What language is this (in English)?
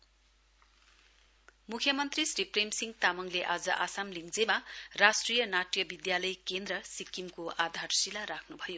Nepali